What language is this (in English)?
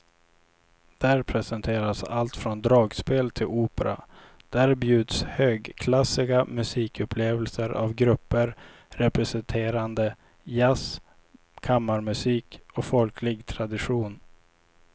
Swedish